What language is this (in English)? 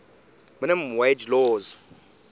English